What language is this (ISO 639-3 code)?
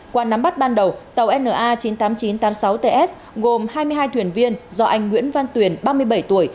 vie